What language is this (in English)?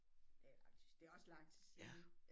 Danish